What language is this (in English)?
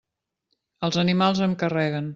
Catalan